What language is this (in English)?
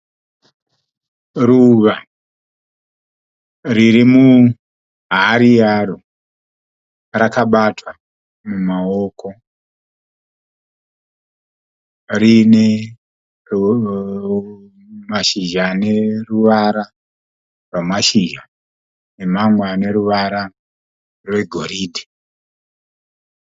Shona